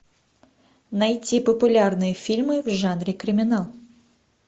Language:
Russian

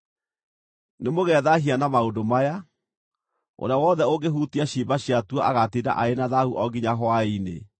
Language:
Kikuyu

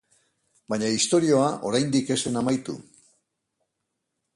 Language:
Basque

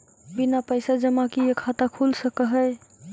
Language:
Magahi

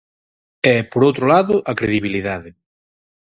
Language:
Galician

